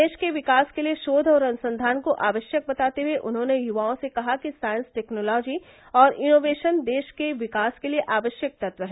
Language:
Hindi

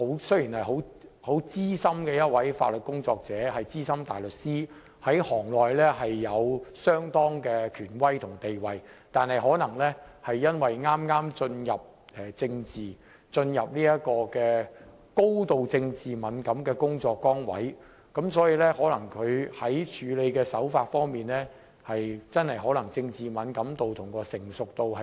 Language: Cantonese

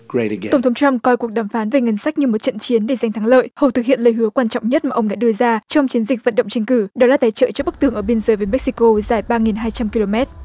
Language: Vietnamese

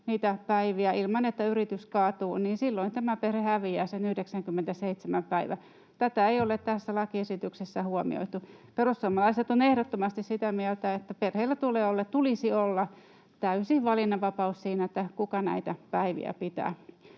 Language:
Finnish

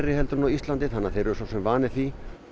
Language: Icelandic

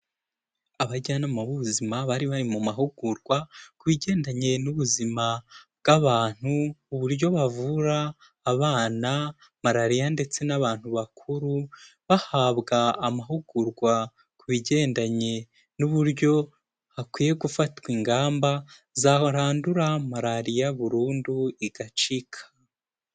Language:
Kinyarwanda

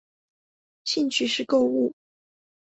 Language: Chinese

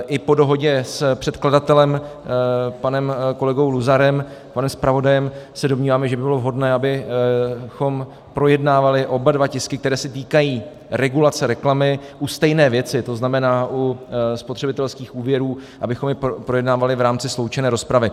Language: Czech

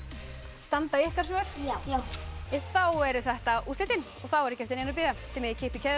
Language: Icelandic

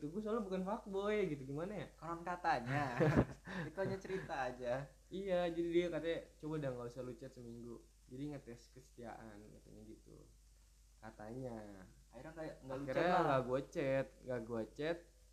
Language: Indonesian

